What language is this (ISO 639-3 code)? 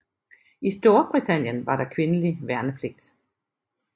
dan